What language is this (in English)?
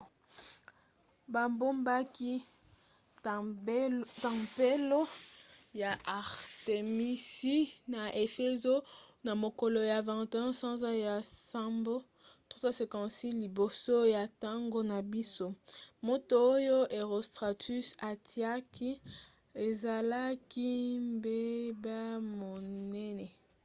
Lingala